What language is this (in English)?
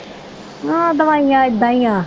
Punjabi